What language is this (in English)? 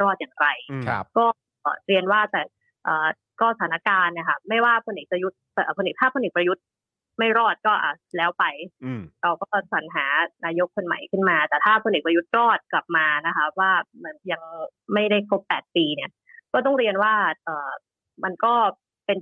Thai